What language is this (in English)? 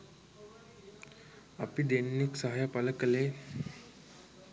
Sinhala